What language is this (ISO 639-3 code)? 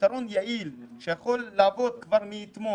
heb